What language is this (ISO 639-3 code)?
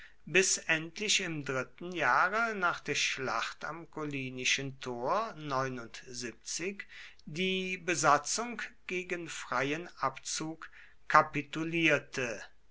deu